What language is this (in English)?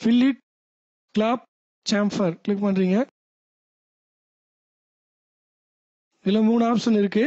Turkish